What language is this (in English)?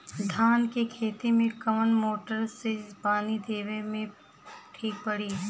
Bhojpuri